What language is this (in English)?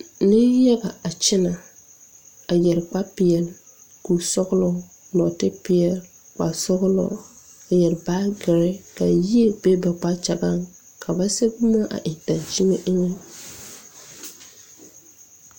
Southern Dagaare